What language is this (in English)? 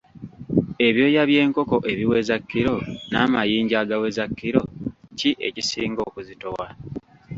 Ganda